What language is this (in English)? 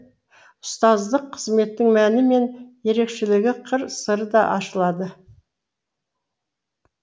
Kazakh